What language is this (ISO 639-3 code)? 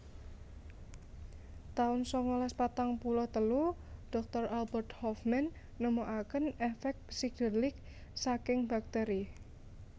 jav